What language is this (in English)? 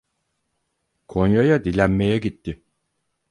Turkish